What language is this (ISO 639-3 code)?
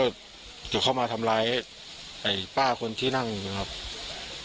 tha